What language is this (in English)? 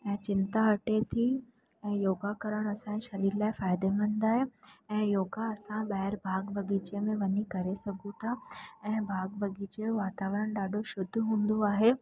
Sindhi